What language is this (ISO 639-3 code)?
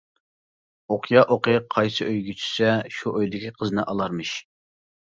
uig